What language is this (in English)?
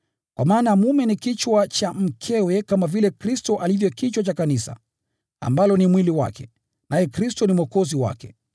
Swahili